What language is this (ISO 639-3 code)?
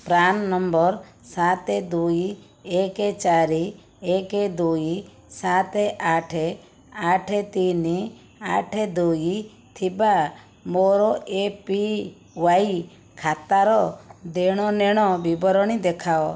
ori